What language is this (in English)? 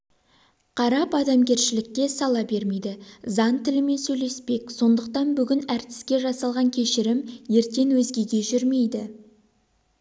Kazakh